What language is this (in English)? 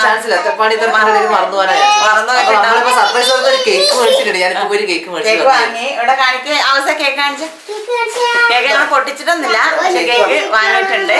English